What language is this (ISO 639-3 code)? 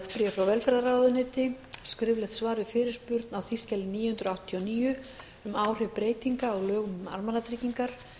isl